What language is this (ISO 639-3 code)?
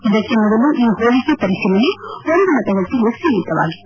kan